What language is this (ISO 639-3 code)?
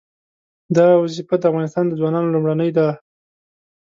pus